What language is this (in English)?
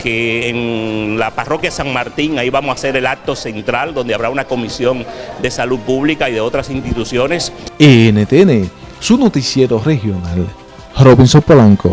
Spanish